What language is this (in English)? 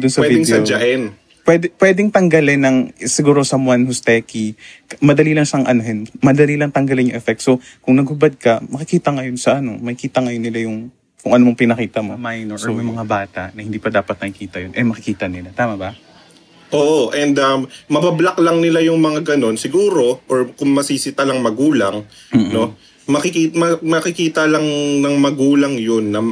Filipino